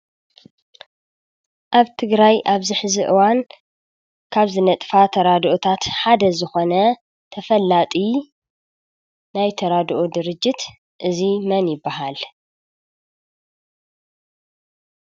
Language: Tigrinya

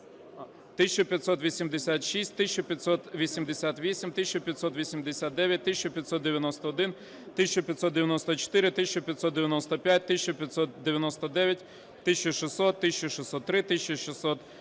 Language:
Ukrainian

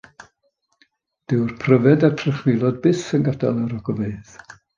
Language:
Welsh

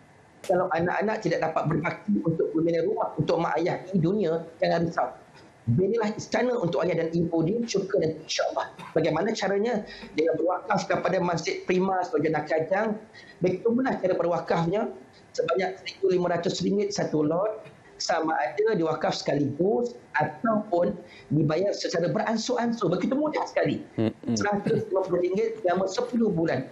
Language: Malay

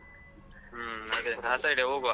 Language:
Kannada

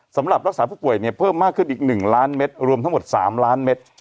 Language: Thai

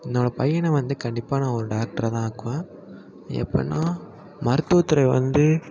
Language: Tamil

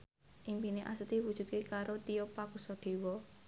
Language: Javanese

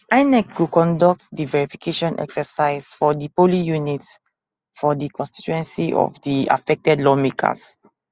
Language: Nigerian Pidgin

